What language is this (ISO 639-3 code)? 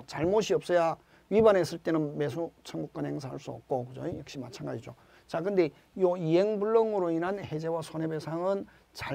kor